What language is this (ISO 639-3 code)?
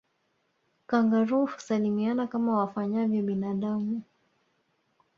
swa